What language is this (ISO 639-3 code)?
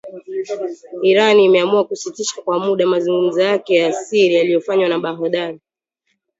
swa